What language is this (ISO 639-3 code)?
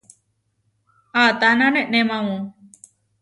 var